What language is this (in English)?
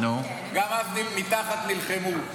Hebrew